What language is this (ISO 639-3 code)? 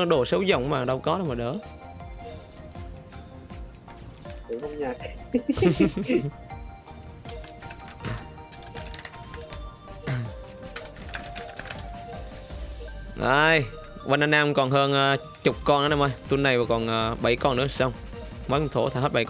vie